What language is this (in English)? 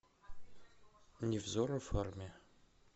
Russian